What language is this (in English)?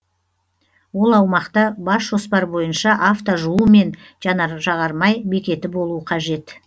Kazakh